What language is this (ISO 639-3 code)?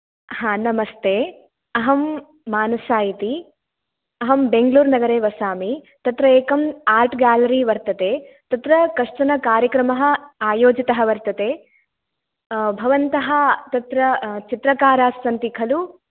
san